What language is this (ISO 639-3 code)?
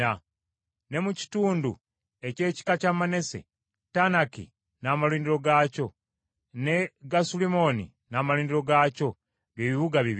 lug